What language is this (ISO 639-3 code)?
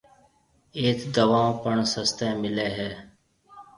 mve